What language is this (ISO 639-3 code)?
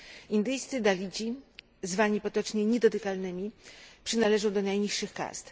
pol